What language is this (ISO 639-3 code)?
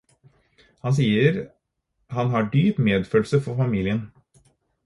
nob